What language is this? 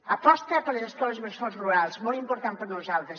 Catalan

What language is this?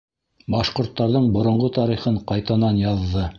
Bashkir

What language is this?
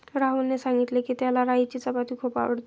Marathi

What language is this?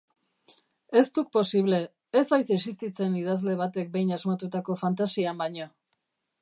Basque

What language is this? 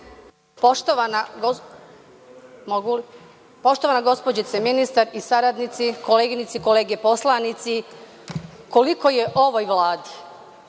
Serbian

